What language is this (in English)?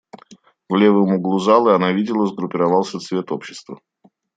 Russian